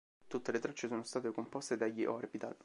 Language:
Italian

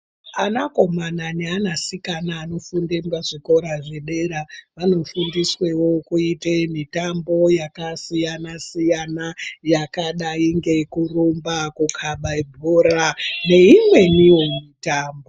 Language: Ndau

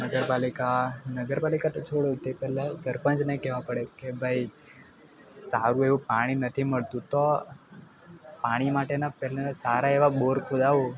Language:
Gujarati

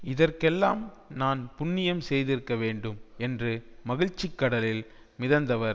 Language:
Tamil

